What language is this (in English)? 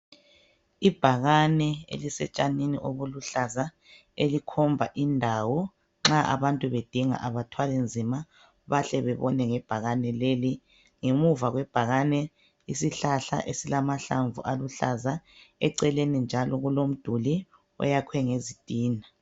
North Ndebele